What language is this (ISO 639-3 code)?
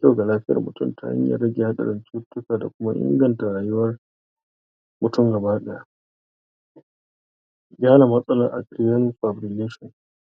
hau